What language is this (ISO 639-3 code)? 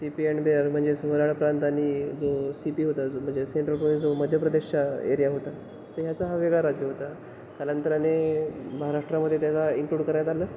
mar